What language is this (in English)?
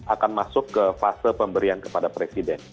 Indonesian